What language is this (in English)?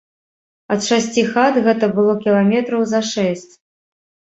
Belarusian